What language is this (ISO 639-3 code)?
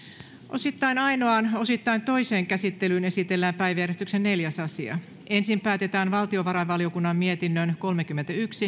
fin